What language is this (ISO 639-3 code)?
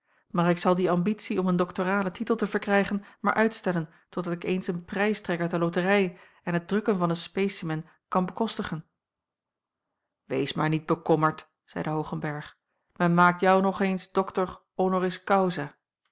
nld